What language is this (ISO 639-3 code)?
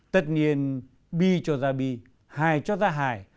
vie